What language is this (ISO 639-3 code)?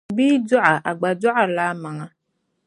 dag